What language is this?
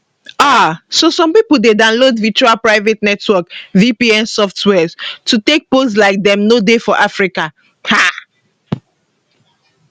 Nigerian Pidgin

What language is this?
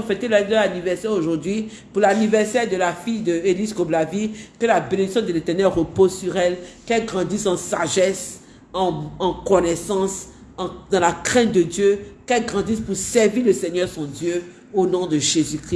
French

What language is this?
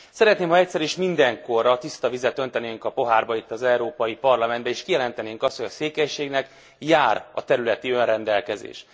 Hungarian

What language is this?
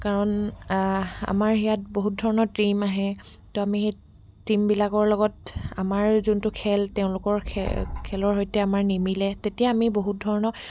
Assamese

